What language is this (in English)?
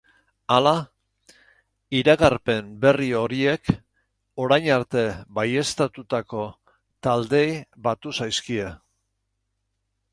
Basque